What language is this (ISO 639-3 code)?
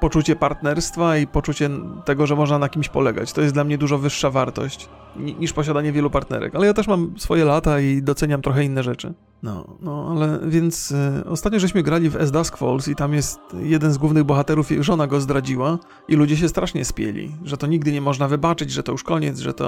pol